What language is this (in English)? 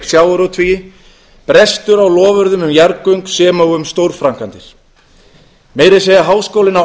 Icelandic